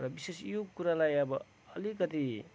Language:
Nepali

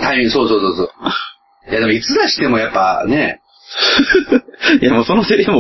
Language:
Japanese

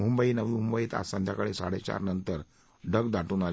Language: Marathi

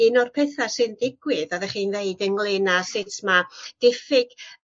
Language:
Welsh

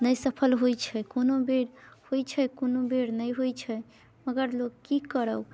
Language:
Maithili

